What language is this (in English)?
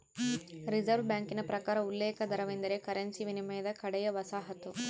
Kannada